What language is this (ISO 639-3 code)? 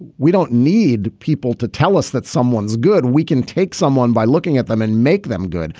eng